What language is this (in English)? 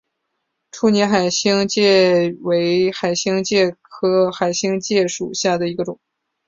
Chinese